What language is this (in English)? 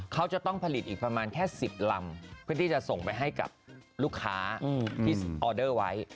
Thai